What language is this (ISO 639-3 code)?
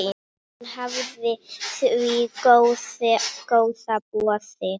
isl